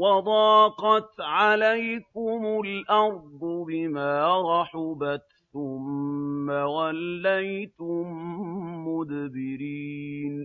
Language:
Arabic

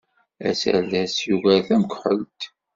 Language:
Kabyle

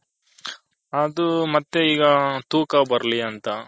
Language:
Kannada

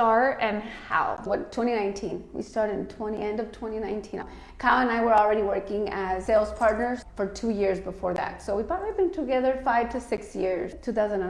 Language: English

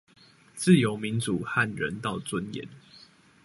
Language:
Chinese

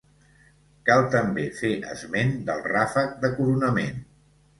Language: Catalan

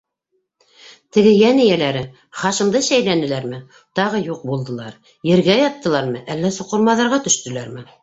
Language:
Bashkir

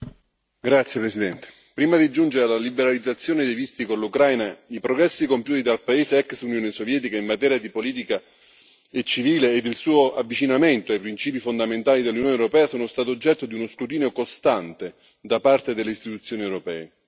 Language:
Italian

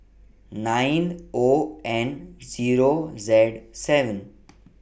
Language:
English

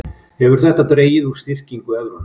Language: Icelandic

